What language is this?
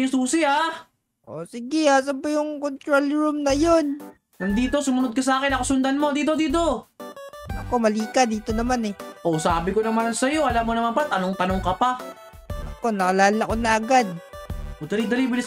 Filipino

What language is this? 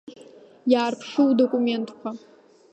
Abkhazian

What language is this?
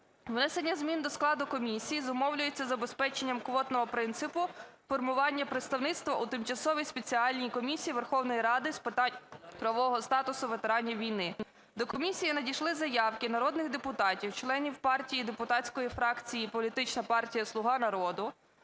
Ukrainian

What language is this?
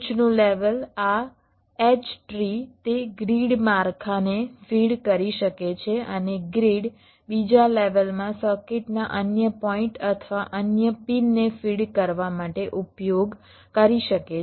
Gujarati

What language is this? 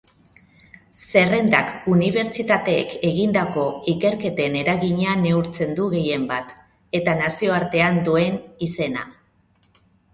Basque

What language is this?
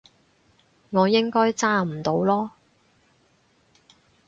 Cantonese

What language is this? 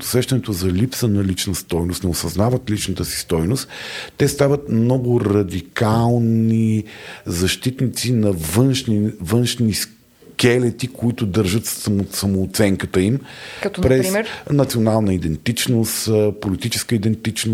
Bulgarian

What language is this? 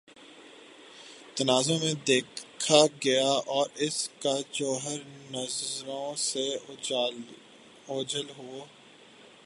Urdu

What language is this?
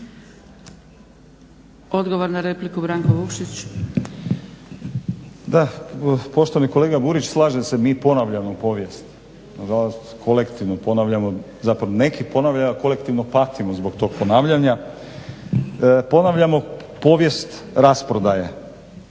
Croatian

